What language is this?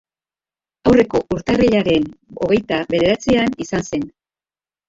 Basque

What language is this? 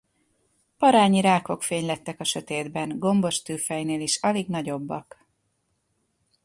Hungarian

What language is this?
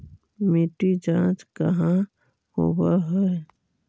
Magahi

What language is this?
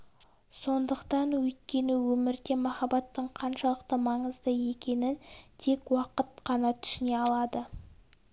Kazakh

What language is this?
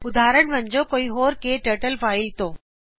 Punjabi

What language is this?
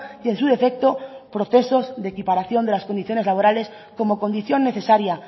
Spanish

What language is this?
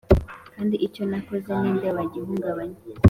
Kinyarwanda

